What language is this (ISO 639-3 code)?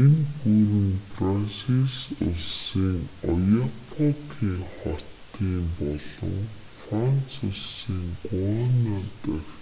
mon